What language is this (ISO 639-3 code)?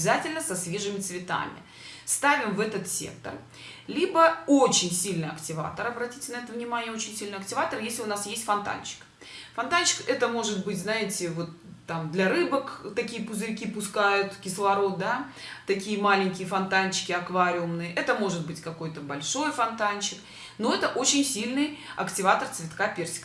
rus